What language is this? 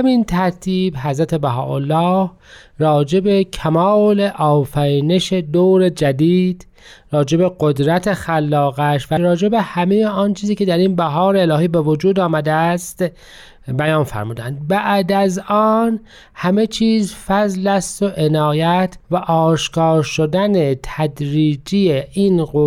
Persian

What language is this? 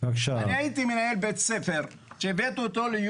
Hebrew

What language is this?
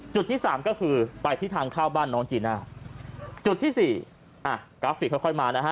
Thai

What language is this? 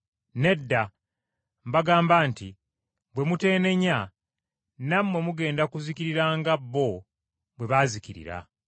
Ganda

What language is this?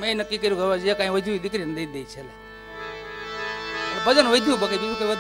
Gujarati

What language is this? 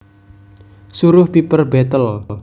Javanese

